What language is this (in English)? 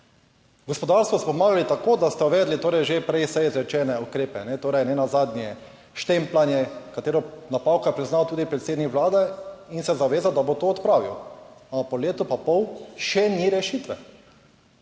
Slovenian